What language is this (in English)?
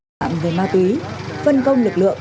Vietnamese